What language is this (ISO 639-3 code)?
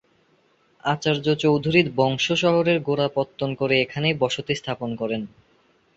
ben